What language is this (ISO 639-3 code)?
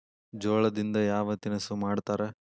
kan